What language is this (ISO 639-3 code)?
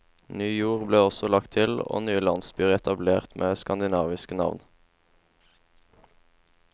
nor